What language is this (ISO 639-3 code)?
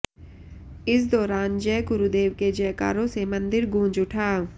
hin